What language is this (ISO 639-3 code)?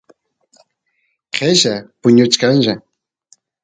qus